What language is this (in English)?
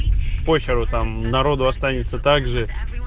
Russian